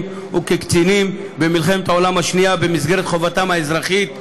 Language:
Hebrew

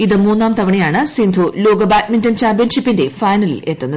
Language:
Malayalam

